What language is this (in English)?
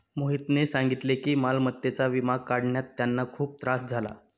Marathi